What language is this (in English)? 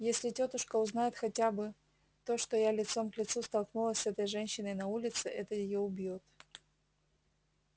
Russian